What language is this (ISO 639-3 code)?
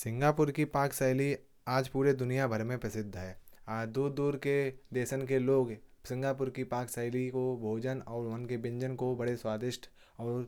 bjj